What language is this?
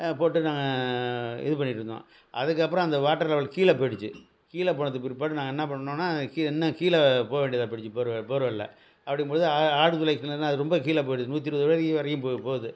Tamil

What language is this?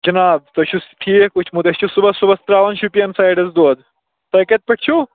Kashmiri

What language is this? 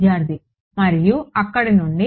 Telugu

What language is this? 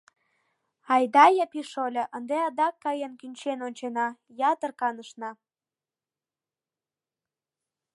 Mari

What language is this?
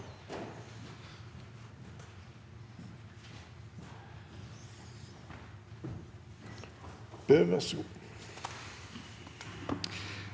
Norwegian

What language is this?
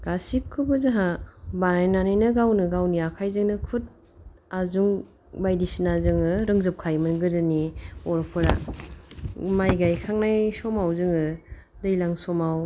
Bodo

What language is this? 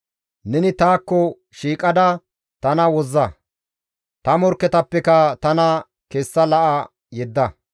Gamo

